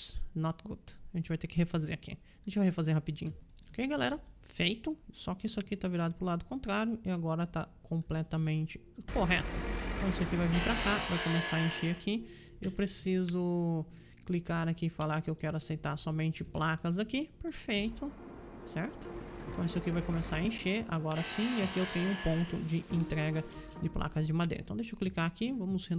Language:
Portuguese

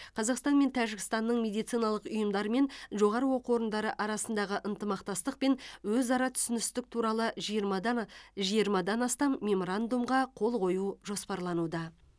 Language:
Kazakh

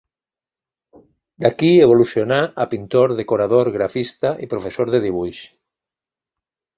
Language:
Catalan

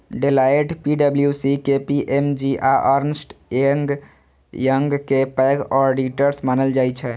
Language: Maithili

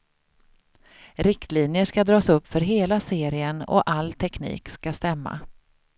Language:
Swedish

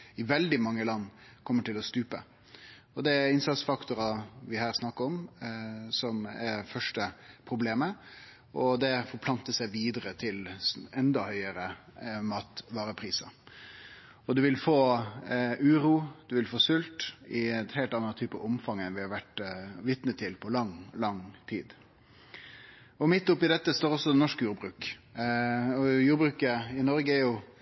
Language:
Norwegian Nynorsk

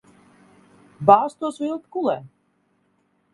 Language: Latvian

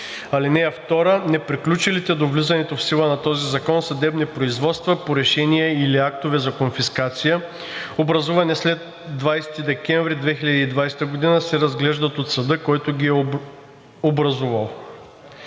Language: Bulgarian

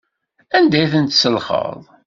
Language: Kabyle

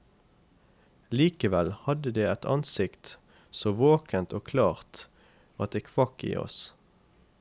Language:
Norwegian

